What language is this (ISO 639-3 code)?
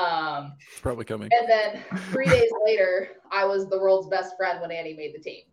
eng